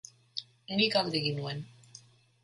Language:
Basque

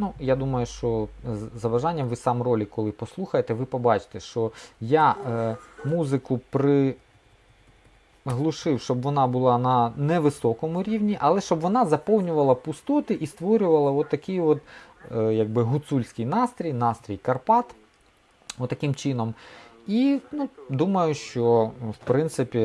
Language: Ukrainian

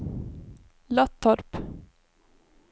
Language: Swedish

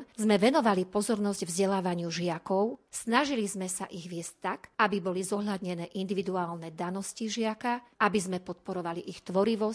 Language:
Slovak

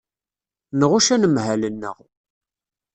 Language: Kabyle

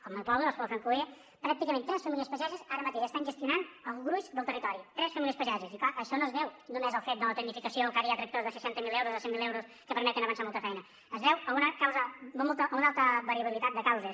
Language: Catalan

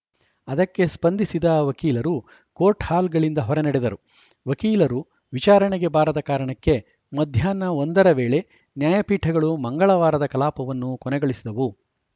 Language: Kannada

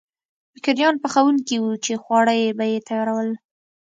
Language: Pashto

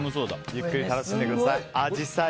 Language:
Japanese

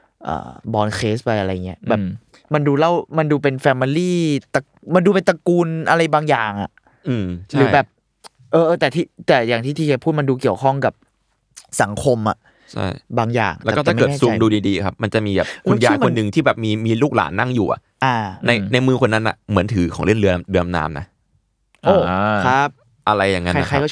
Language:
Thai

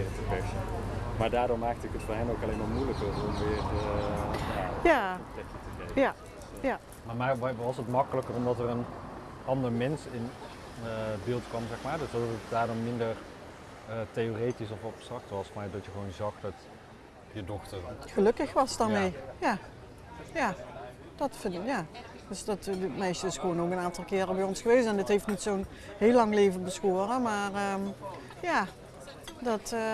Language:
Dutch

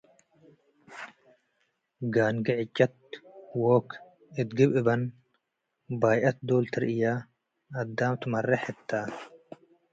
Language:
Tigre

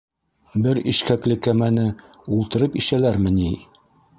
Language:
Bashkir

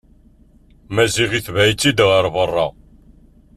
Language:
Kabyle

